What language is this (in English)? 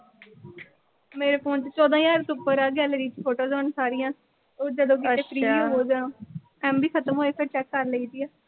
Punjabi